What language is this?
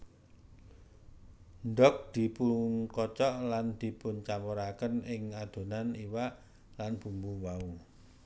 Javanese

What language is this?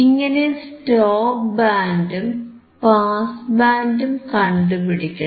Malayalam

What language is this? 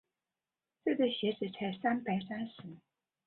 Chinese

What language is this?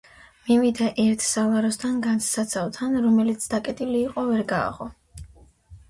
Georgian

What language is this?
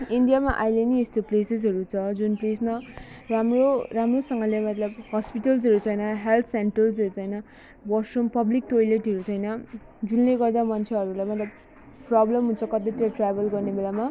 Nepali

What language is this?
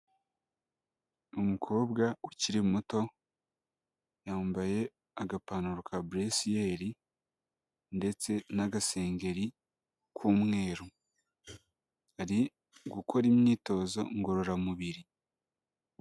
Kinyarwanda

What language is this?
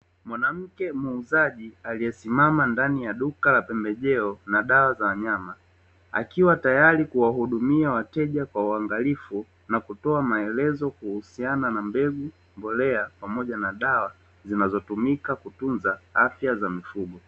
Swahili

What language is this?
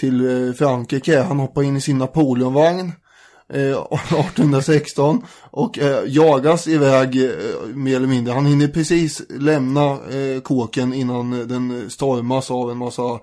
Swedish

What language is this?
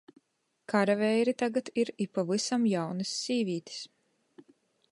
Latgalian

